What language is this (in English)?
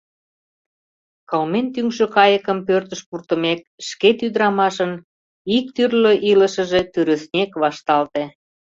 Mari